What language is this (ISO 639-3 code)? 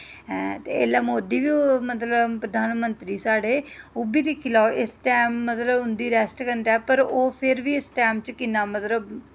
doi